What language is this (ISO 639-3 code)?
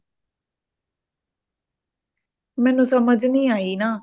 pan